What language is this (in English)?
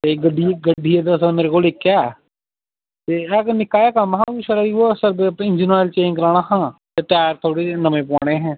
Dogri